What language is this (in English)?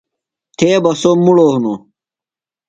Phalura